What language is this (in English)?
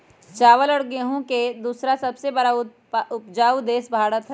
Magahi